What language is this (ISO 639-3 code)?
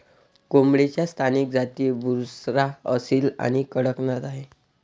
mar